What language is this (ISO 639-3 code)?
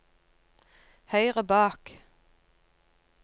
nor